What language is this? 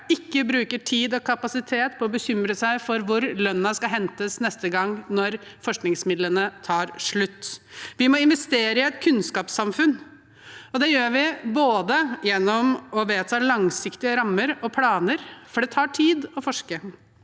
Norwegian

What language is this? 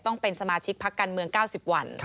Thai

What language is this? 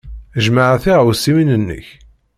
Kabyle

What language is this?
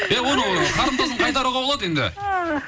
Kazakh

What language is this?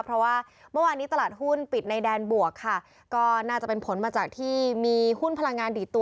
Thai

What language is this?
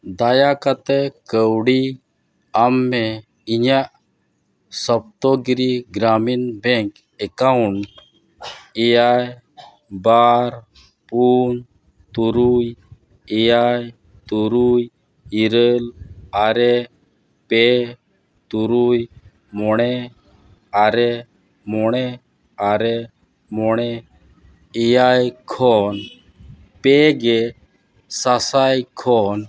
Santali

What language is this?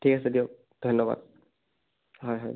Assamese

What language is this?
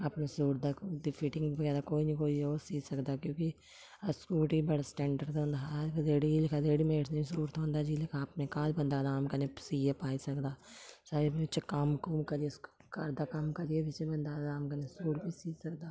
Dogri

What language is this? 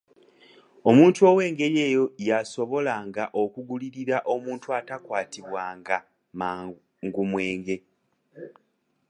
Ganda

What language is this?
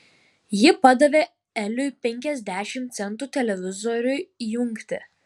Lithuanian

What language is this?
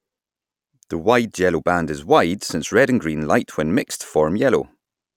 English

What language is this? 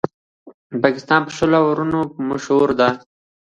Pashto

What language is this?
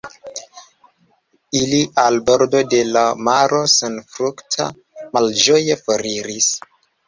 Esperanto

